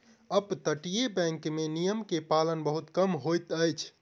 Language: Maithili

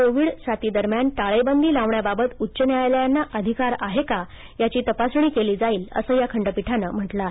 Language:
Marathi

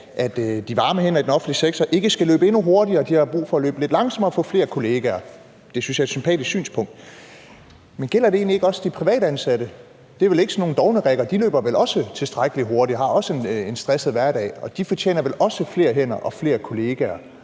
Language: Danish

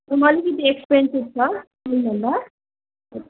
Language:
Nepali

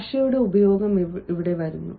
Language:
Malayalam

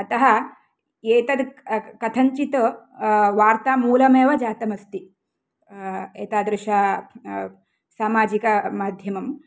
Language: Sanskrit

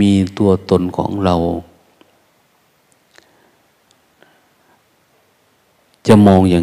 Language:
Thai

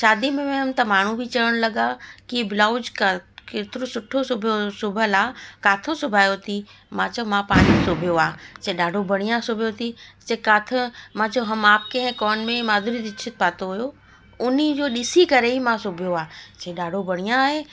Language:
Sindhi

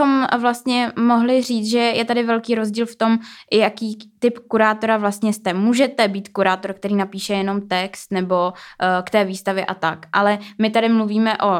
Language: Czech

